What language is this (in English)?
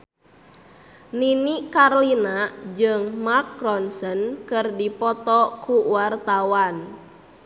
Sundanese